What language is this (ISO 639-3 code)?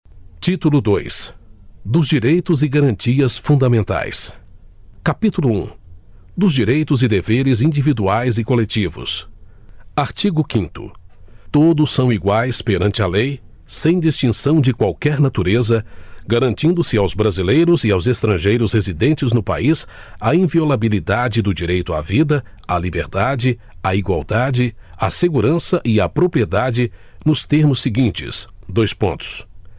por